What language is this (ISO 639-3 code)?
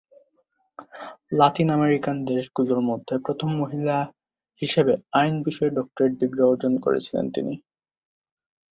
ben